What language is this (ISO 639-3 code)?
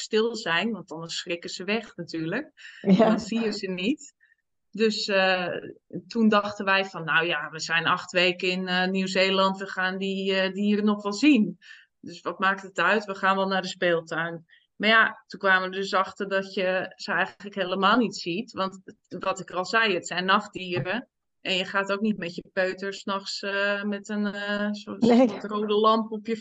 nld